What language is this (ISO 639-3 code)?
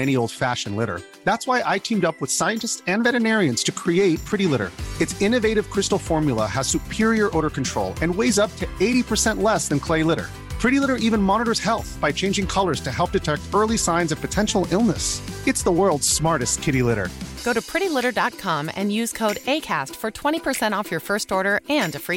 swe